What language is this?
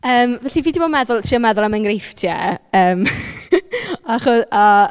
Welsh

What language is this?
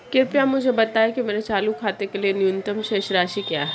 Hindi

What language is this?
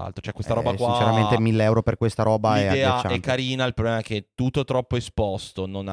Italian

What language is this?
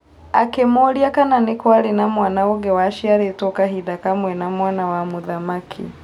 Kikuyu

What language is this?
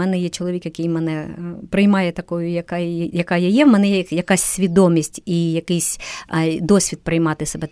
Ukrainian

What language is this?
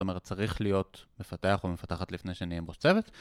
Hebrew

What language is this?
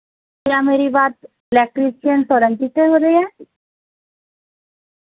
Urdu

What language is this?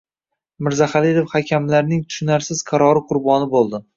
Uzbek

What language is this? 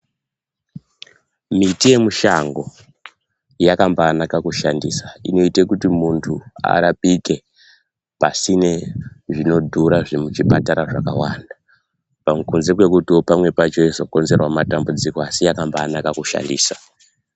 Ndau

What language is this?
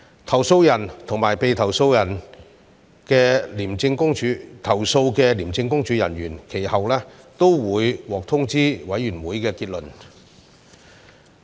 Cantonese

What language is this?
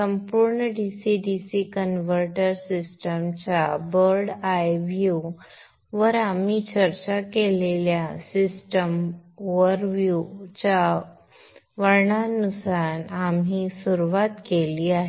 Marathi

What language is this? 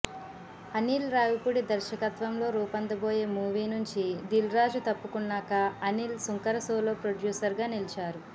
Telugu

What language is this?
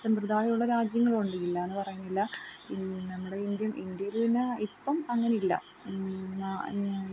Malayalam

